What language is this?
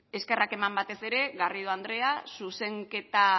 Basque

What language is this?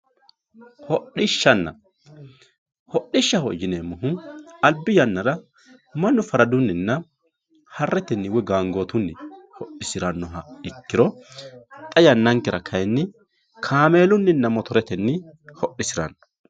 Sidamo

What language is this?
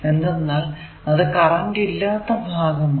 Malayalam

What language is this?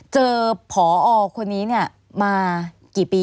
Thai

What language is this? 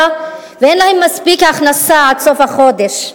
Hebrew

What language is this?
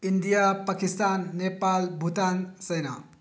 Manipuri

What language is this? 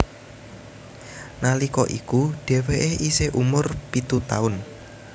Javanese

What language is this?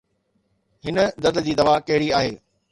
Sindhi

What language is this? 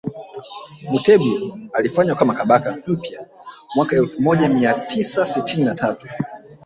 Swahili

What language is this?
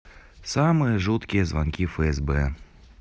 Russian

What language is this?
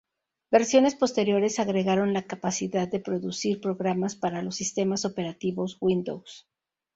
Spanish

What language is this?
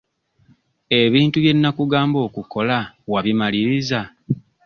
Ganda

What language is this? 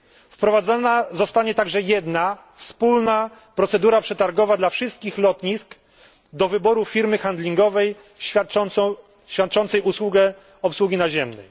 Polish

